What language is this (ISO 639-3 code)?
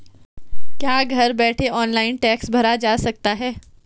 hin